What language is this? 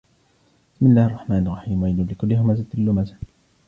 Arabic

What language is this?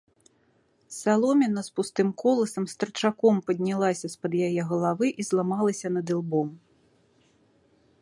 Belarusian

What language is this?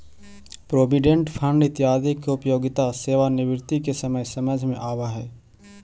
Magahi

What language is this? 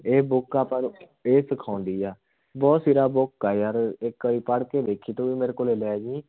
Punjabi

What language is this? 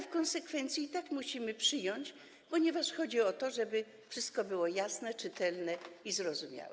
Polish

